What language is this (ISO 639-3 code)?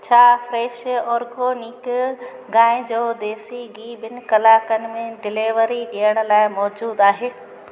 snd